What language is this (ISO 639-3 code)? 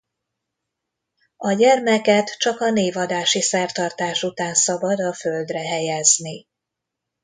hun